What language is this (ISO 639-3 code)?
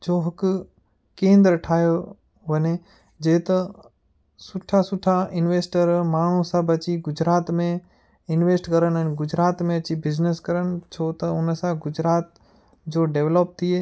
snd